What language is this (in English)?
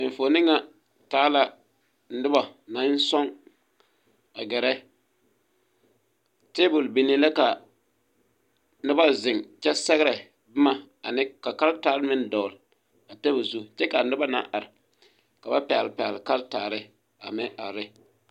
Southern Dagaare